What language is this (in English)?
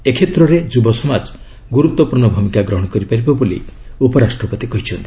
Odia